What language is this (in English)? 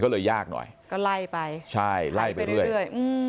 Thai